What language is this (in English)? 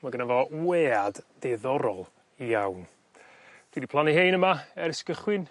Welsh